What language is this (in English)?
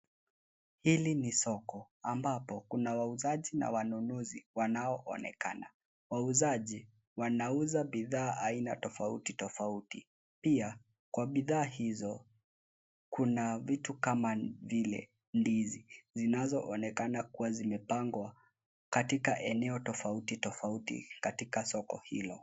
Swahili